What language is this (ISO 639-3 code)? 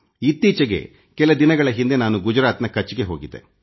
kan